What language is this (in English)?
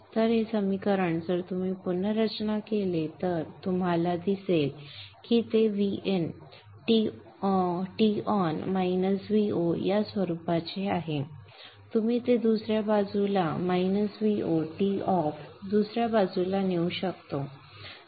Marathi